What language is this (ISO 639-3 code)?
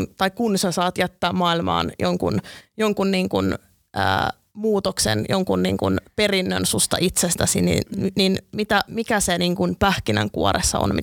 fin